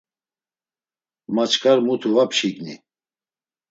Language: Laz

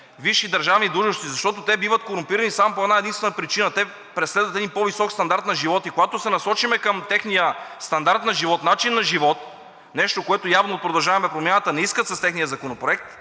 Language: Bulgarian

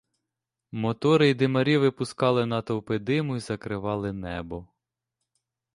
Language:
Ukrainian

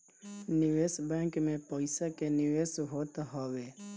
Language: Bhojpuri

